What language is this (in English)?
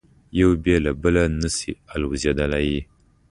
Pashto